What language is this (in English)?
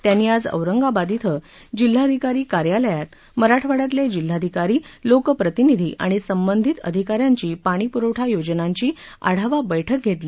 Marathi